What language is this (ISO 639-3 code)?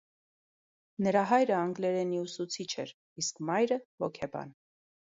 hye